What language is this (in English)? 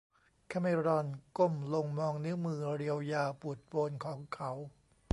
Thai